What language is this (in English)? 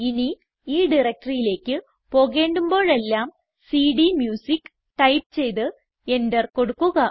Malayalam